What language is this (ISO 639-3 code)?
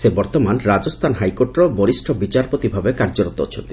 ori